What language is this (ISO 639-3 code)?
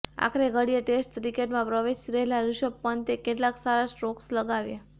guj